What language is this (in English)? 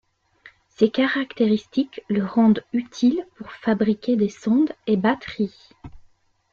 French